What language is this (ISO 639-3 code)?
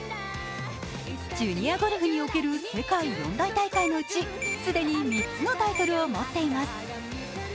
jpn